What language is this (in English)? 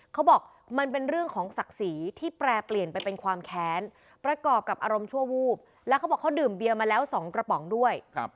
Thai